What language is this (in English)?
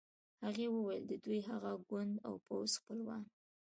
Pashto